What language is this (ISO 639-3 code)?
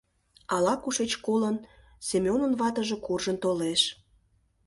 chm